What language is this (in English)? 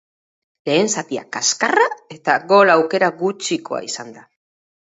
Basque